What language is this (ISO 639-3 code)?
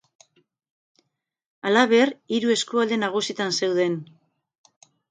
eus